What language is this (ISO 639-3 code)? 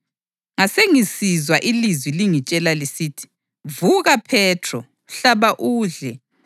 nde